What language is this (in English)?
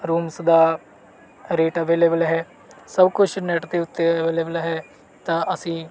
Punjabi